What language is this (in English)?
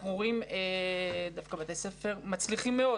Hebrew